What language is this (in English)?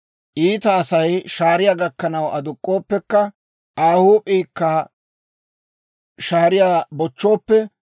Dawro